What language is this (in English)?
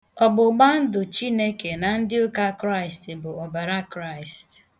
Igbo